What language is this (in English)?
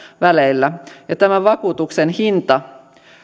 Finnish